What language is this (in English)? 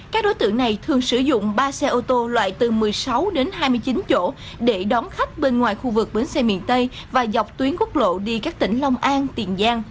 Vietnamese